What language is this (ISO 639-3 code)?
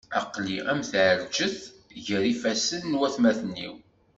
kab